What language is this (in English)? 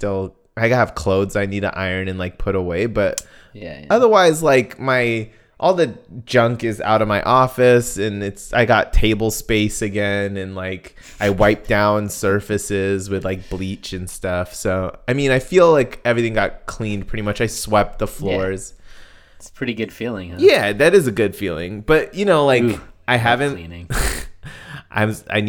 English